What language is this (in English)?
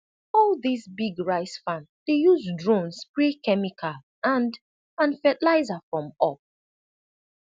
Nigerian Pidgin